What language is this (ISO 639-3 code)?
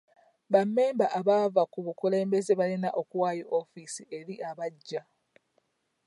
lug